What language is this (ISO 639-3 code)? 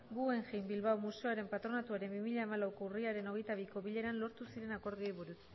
eus